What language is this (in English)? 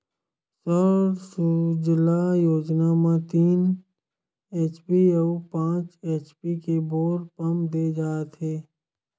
Chhattisgarhi